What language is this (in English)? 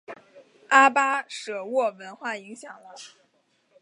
Chinese